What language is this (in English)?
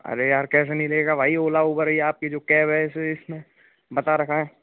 Hindi